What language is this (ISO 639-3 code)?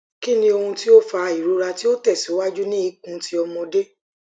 yor